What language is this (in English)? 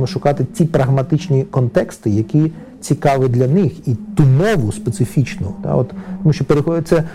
Ukrainian